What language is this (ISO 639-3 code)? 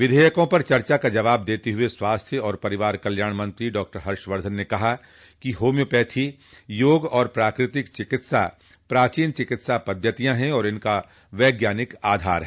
hin